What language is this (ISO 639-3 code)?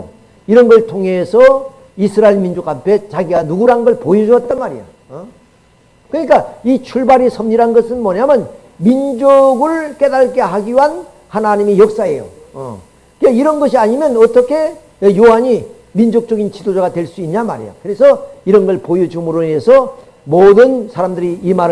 kor